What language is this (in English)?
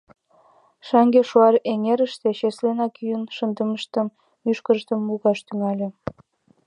Mari